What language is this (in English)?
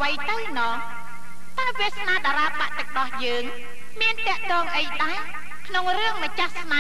Thai